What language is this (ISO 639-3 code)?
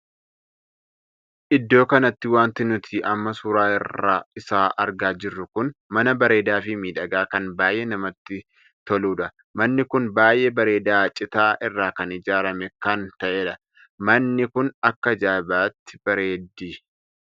orm